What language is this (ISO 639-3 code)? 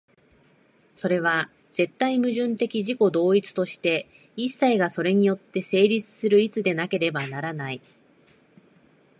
jpn